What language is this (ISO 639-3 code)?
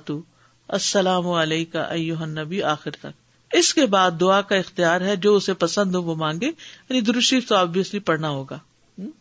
urd